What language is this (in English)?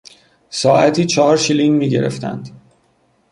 Persian